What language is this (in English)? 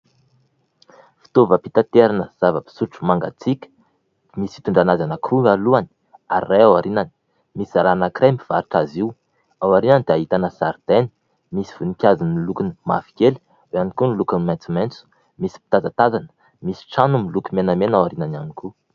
Malagasy